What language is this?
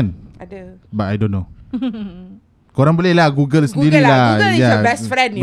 Malay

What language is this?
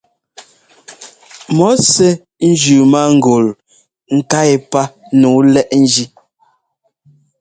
Ngomba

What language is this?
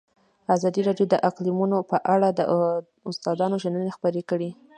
Pashto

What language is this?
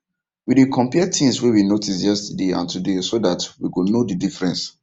Nigerian Pidgin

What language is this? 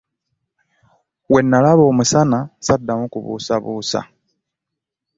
Ganda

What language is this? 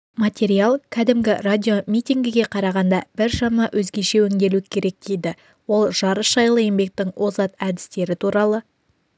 Kazakh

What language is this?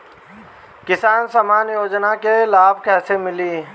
Bhojpuri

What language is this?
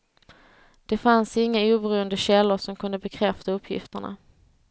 Swedish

